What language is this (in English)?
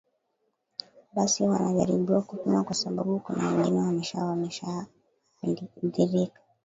Swahili